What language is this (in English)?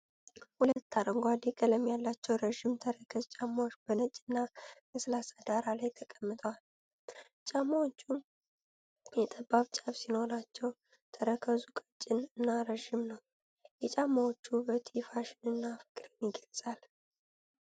Amharic